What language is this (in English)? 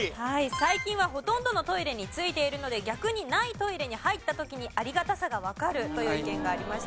Japanese